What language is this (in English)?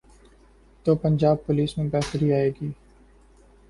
Urdu